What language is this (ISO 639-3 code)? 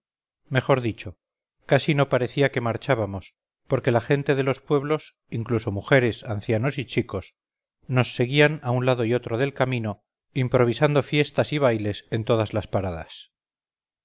spa